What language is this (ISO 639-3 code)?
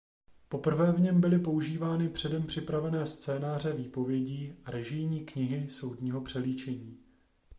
ces